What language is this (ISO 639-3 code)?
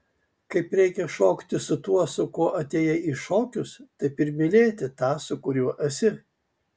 lit